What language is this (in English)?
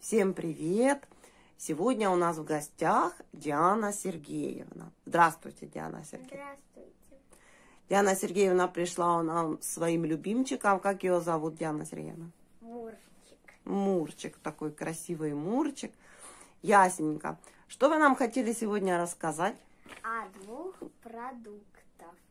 Russian